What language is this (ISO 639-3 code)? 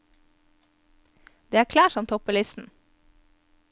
nor